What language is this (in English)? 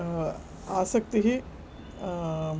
Sanskrit